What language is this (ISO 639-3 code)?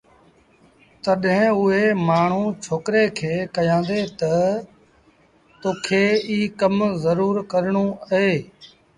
sbn